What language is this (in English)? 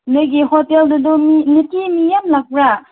Manipuri